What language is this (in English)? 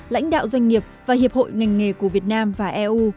Vietnamese